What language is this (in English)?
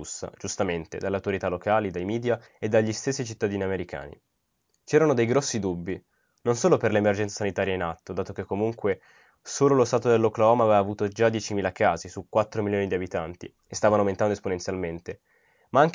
Italian